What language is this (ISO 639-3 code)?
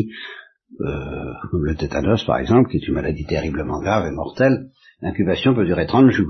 fra